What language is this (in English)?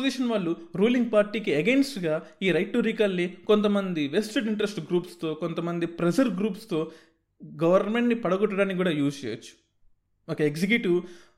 Telugu